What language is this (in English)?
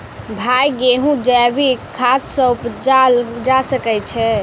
Maithili